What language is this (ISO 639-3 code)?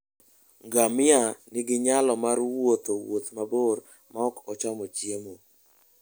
luo